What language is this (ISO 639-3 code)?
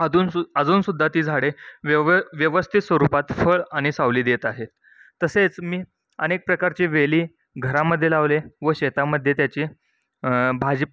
mar